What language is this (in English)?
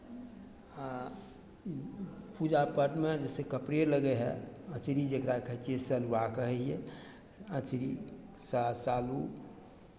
Maithili